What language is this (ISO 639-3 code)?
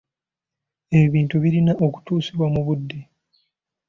lug